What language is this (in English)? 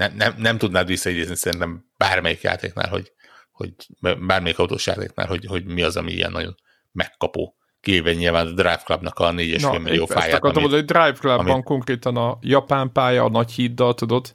Hungarian